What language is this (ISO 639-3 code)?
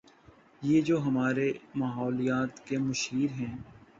urd